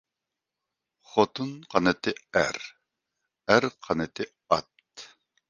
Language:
Uyghur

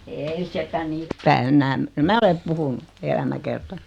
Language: Finnish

